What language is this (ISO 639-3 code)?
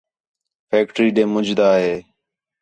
xhe